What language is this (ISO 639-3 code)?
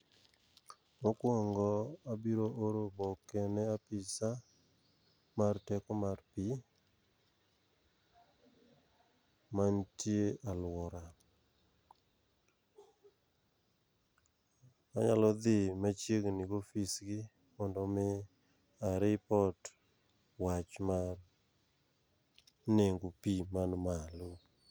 luo